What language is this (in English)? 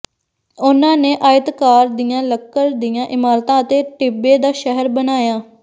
Punjabi